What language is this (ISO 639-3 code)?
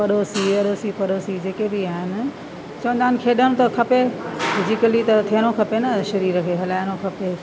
snd